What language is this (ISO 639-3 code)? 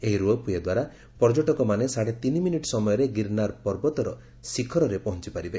ori